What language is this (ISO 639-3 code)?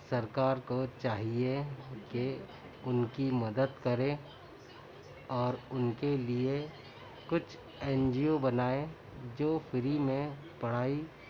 urd